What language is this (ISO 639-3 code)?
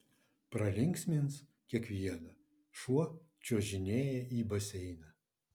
lit